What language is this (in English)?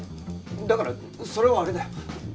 Japanese